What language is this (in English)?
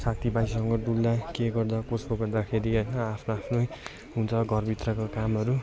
Nepali